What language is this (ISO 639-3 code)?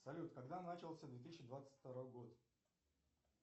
rus